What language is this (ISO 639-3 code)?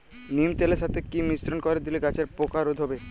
ben